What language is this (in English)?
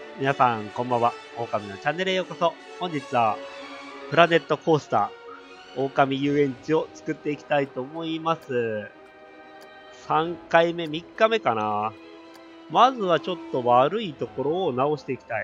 Japanese